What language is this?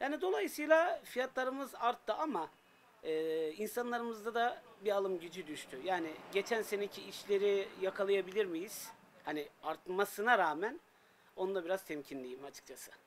Turkish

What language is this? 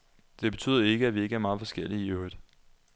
Danish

